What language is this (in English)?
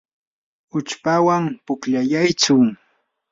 Yanahuanca Pasco Quechua